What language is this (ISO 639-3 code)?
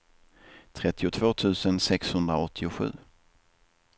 swe